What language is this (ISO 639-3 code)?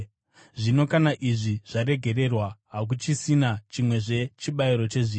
sna